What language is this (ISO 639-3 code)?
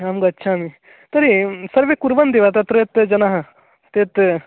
san